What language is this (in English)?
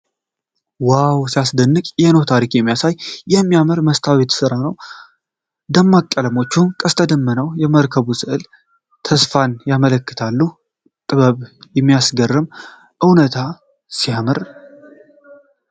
Amharic